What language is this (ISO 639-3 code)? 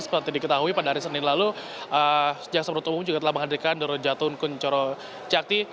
ind